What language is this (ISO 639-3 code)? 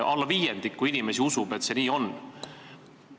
est